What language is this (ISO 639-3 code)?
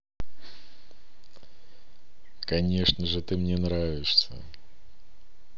rus